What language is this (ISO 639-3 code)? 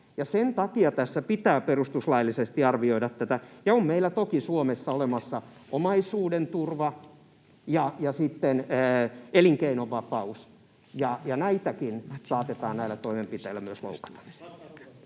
fin